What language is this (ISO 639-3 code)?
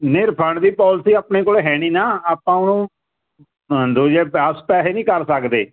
pan